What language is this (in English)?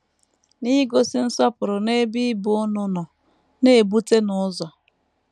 Igbo